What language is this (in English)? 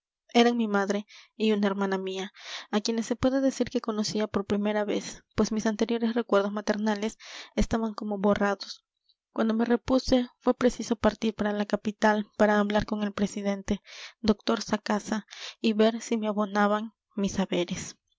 Spanish